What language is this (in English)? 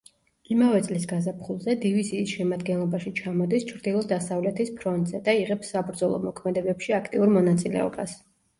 Georgian